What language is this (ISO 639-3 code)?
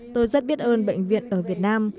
vie